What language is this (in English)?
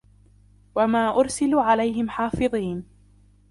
Arabic